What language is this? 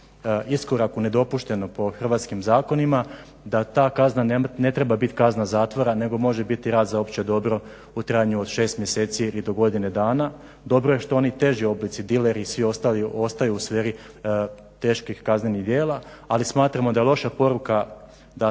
Croatian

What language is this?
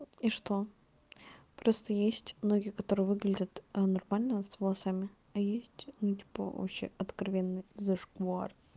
Russian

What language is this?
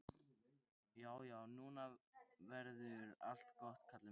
Icelandic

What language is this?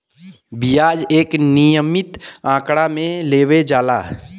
Bhojpuri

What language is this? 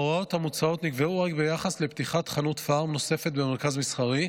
Hebrew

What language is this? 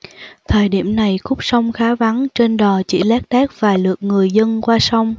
Vietnamese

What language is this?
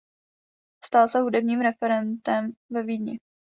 Czech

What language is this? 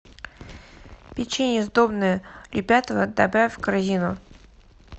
Russian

